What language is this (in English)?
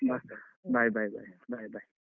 Kannada